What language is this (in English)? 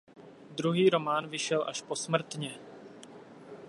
Czech